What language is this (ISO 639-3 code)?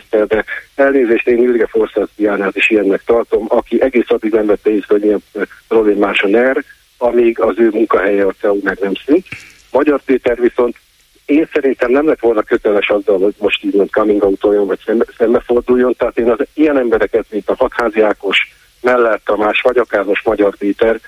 hun